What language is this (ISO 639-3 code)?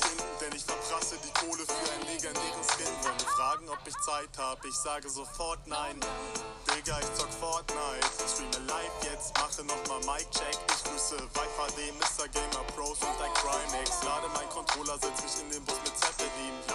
deu